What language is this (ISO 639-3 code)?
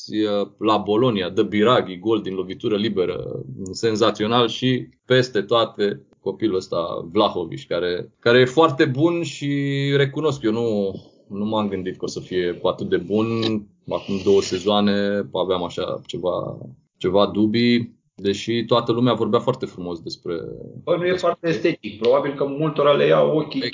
ron